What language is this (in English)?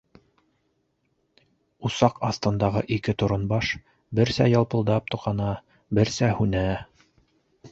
Bashkir